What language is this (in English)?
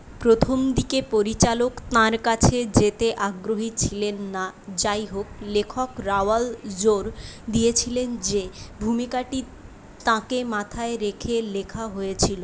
Bangla